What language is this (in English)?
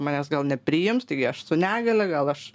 Lithuanian